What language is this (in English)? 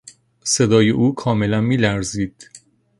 Persian